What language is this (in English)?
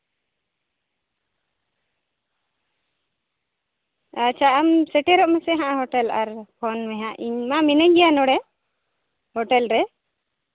Santali